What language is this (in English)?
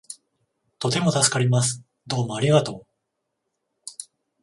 Japanese